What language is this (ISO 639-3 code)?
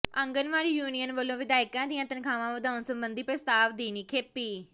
pan